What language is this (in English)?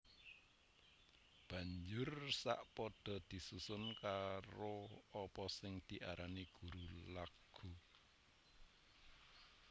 Javanese